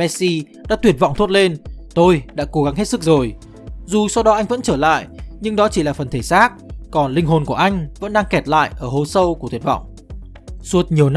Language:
Vietnamese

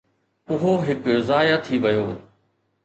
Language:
Sindhi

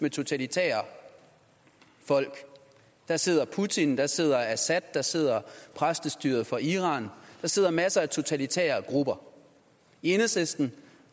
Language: Danish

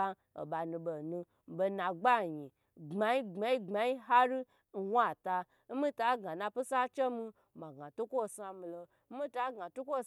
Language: Gbagyi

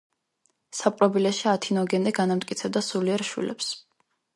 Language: Georgian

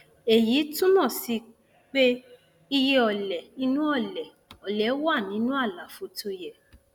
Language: Yoruba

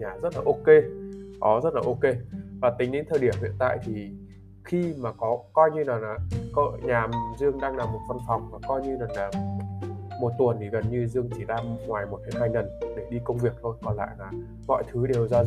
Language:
Vietnamese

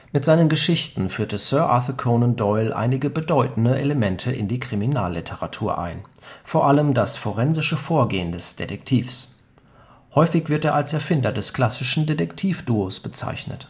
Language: German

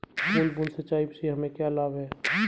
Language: Hindi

